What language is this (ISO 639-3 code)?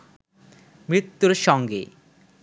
ben